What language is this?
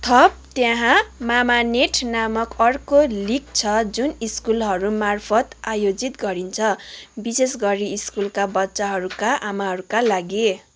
Nepali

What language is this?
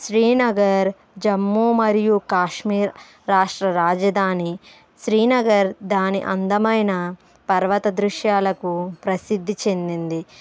Telugu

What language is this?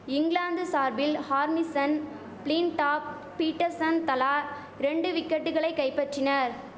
Tamil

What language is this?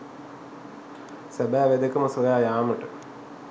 Sinhala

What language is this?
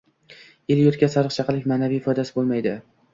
Uzbek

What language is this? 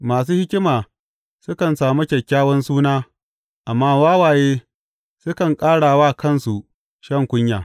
Hausa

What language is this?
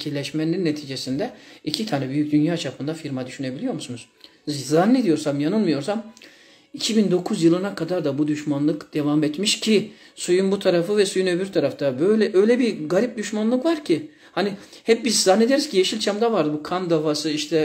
Turkish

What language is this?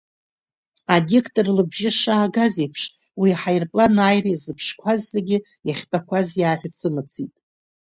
Abkhazian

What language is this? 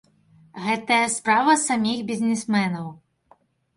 Belarusian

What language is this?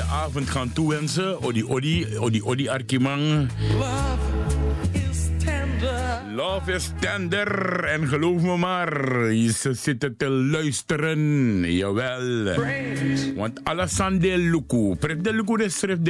Dutch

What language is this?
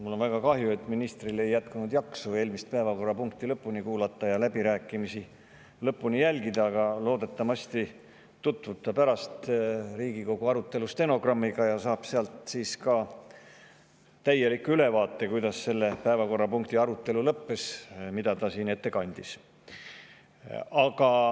Estonian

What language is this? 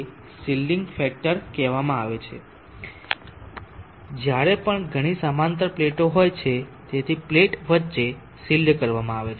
Gujarati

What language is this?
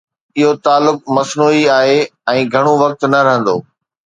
Sindhi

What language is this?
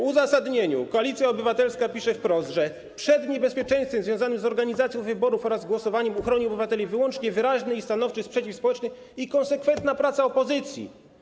Polish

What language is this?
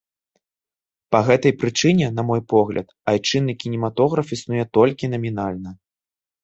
Belarusian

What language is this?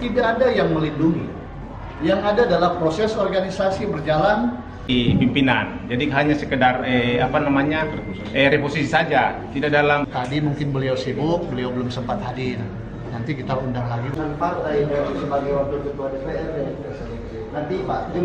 Indonesian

